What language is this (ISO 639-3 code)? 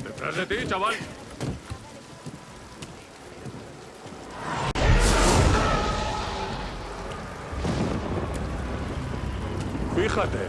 spa